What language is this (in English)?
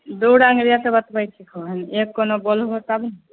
Maithili